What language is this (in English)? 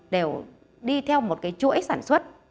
Vietnamese